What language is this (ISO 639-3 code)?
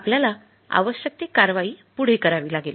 mar